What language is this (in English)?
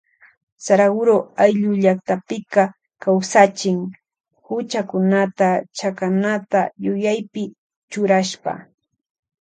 Loja Highland Quichua